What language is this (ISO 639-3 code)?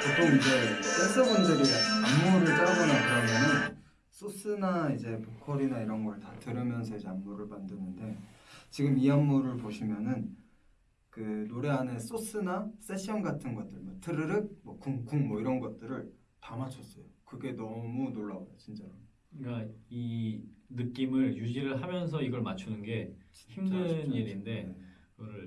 kor